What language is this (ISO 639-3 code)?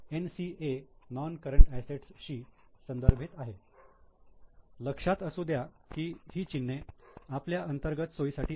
mar